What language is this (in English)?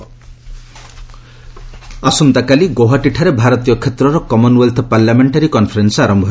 Odia